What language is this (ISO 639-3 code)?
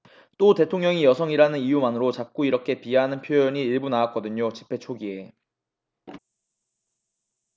kor